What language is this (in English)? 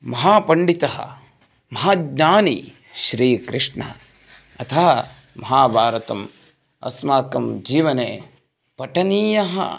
Sanskrit